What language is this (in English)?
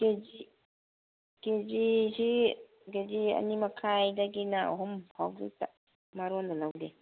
Manipuri